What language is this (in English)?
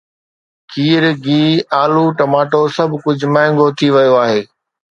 Sindhi